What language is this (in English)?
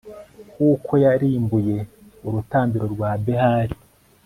Kinyarwanda